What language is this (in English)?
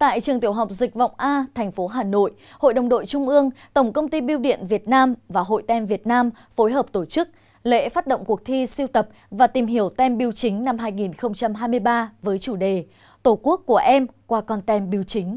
Vietnamese